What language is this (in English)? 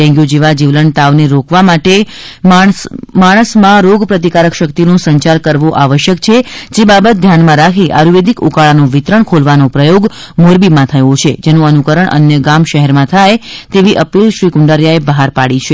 Gujarati